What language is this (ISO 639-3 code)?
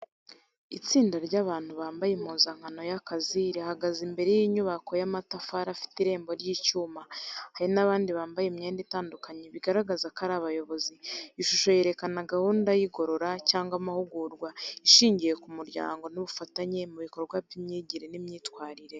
kin